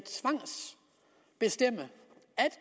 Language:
Danish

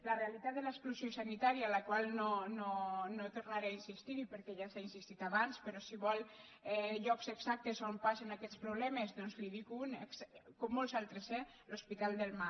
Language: Catalan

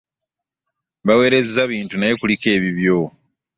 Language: Ganda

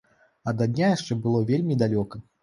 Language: Belarusian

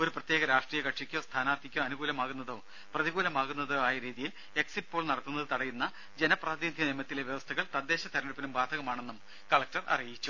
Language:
Malayalam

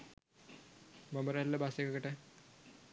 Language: Sinhala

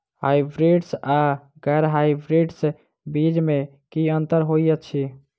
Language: Maithili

